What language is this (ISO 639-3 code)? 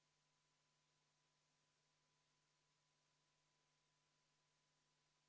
est